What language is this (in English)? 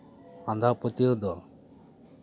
Santali